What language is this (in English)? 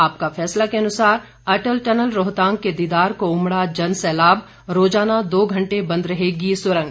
Hindi